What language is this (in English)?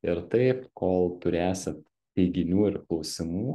Lithuanian